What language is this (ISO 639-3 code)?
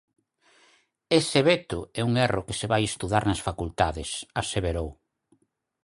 glg